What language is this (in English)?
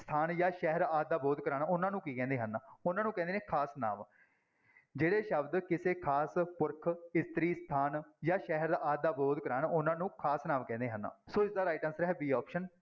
Punjabi